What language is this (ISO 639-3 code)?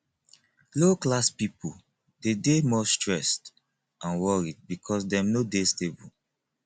pcm